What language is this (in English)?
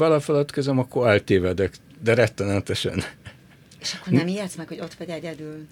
Hungarian